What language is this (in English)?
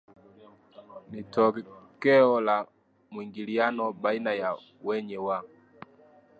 Swahili